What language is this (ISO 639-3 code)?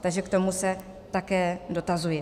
ces